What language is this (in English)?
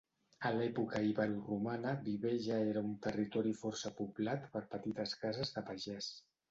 Catalan